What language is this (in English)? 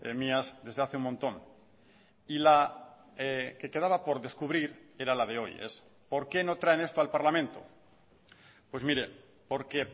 Spanish